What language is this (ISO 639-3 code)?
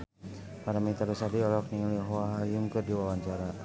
sun